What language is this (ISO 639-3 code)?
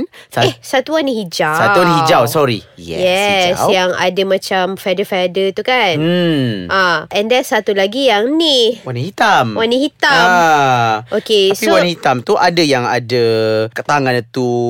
msa